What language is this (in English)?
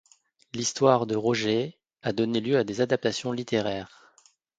French